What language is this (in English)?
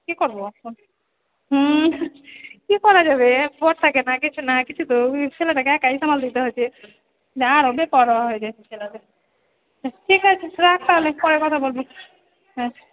Bangla